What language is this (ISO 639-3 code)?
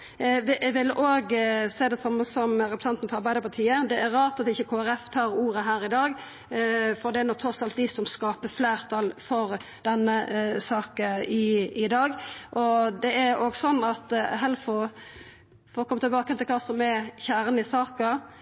nob